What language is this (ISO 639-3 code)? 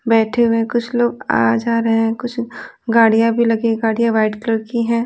hin